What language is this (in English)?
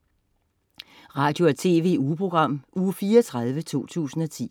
Danish